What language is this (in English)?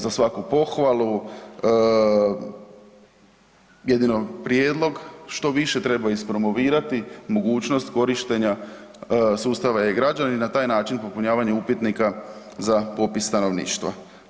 Croatian